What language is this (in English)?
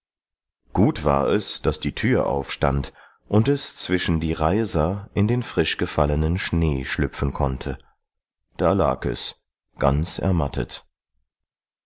German